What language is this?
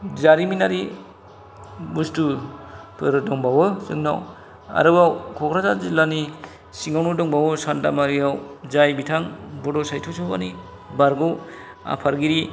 Bodo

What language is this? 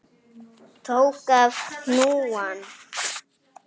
Icelandic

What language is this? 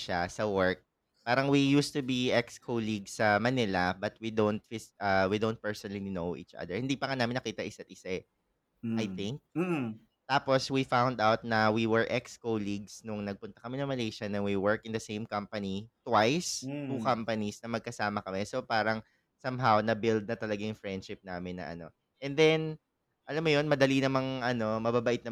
Filipino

